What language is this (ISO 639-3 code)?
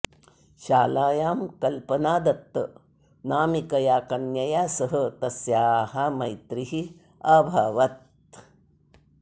san